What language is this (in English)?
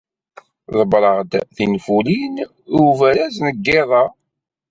Kabyle